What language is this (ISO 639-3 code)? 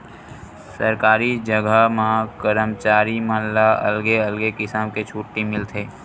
hne